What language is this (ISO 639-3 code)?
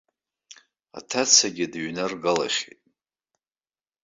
abk